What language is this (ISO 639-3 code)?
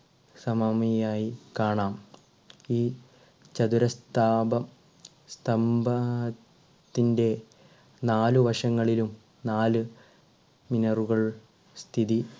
mal